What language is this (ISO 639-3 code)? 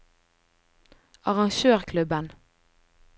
nor